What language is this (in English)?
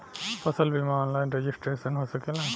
Bhojpuri